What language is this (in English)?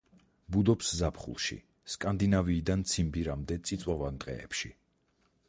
Georgian